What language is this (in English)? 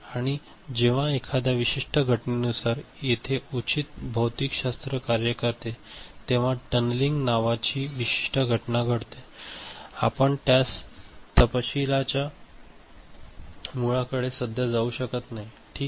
Marathi